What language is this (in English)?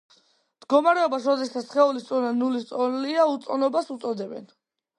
Georgian